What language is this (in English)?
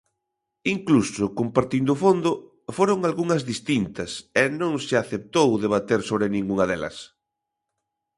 Galician